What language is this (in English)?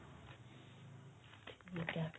Punjabi